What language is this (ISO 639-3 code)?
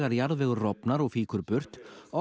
isl